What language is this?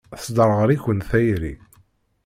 Kabyle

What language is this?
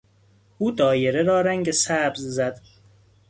Persian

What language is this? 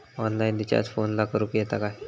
Marathi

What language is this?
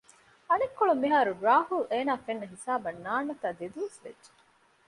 Divehi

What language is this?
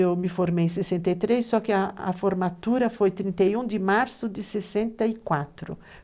Portuguese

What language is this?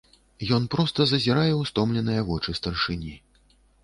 Belarusian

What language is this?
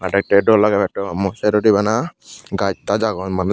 Chakma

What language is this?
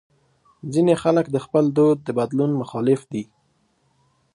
Pashto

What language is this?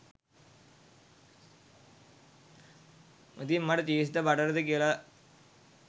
Sinhala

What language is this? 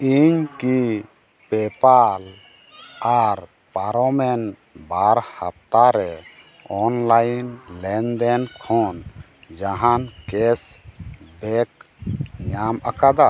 Santali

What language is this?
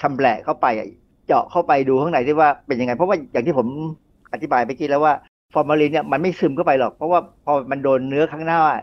Thai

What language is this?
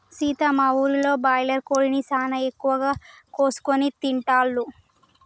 Telugu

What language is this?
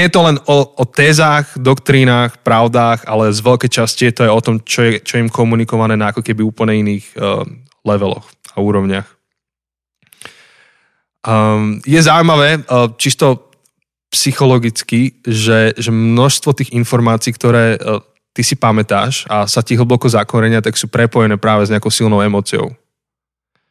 Slovak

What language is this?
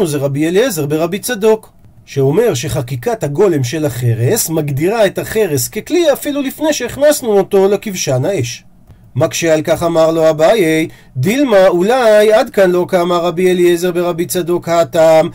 Hebrew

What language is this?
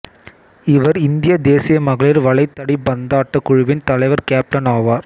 Tamil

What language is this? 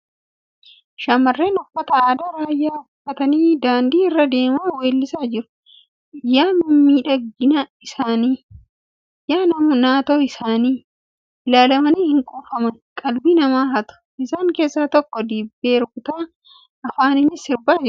Oromo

